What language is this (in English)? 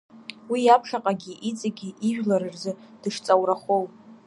Abkhazian